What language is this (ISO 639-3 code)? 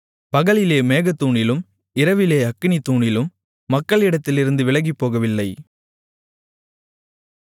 tam